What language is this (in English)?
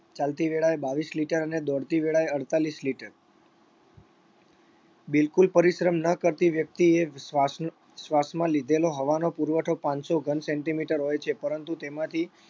Gujarati